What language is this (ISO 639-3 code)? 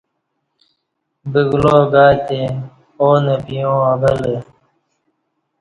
bsh